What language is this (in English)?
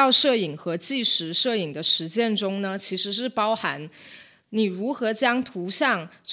Chinese